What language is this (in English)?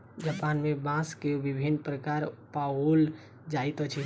Maithili